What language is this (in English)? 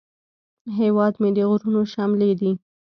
Pashto